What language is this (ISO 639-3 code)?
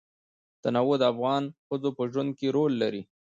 pus